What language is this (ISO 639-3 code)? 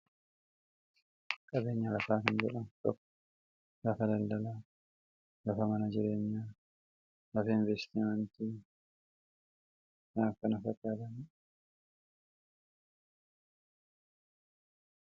orm